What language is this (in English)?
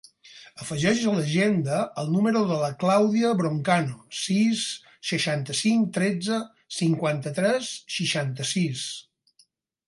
Catalan